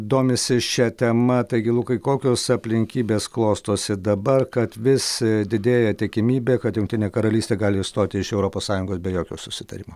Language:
Lithuanian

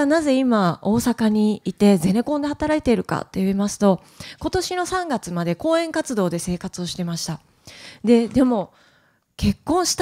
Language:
Japanese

